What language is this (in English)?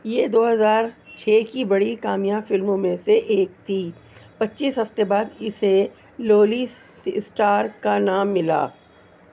Urdu